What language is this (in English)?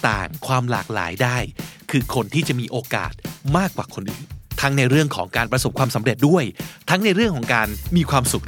Thai